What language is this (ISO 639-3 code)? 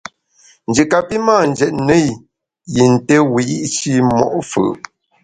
bax